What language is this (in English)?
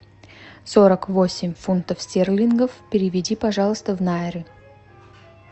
Russian